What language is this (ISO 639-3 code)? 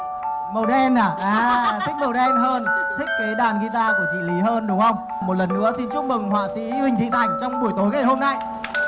vie